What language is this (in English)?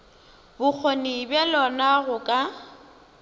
Northern Sotho